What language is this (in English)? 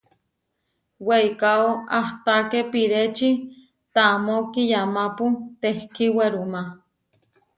Huarijio